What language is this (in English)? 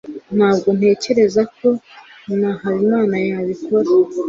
Kinyarwanda